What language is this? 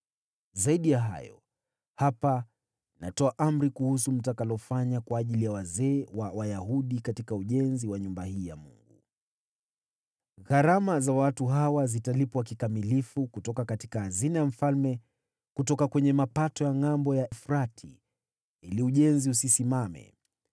Swahili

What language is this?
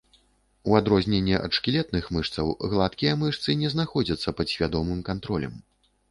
Belarusian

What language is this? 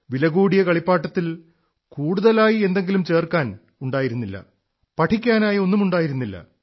Malayalam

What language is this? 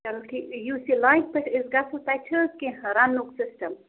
Kashmiri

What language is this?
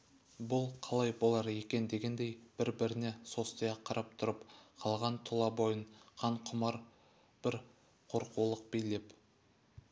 Kazakh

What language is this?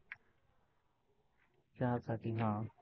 Marathi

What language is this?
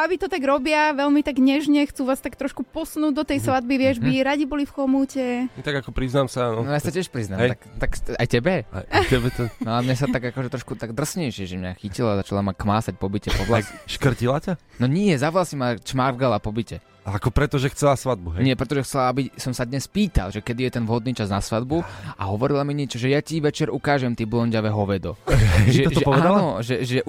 Slovak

